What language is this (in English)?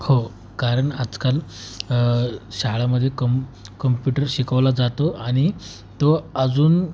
Marathi